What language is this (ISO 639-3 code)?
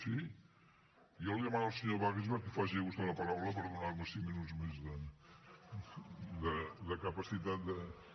cat